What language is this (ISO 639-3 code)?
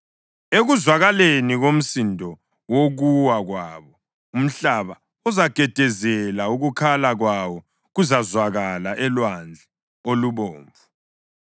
nde